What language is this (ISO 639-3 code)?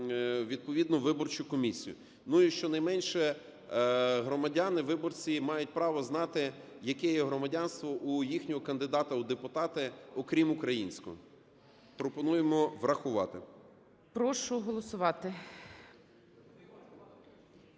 ukr